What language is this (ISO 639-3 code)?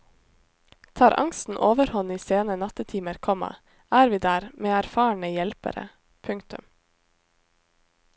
nor